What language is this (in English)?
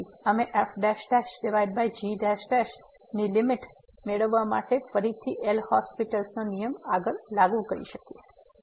Gujarati